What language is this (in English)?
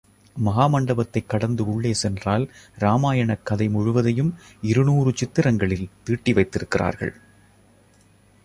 Tamil